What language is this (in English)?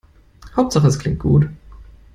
German